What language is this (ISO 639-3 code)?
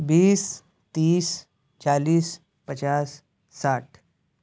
urd